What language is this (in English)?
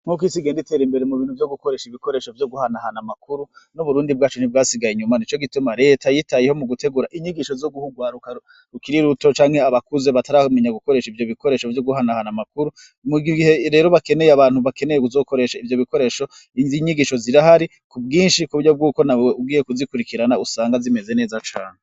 Rundi